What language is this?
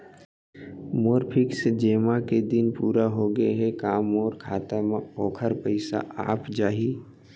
Chhattisgarhi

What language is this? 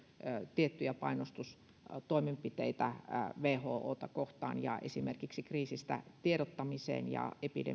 Finnish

